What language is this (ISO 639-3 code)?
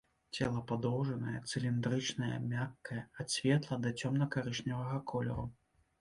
bel